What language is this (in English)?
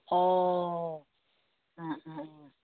Bodo